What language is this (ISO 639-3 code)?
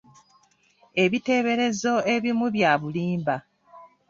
lug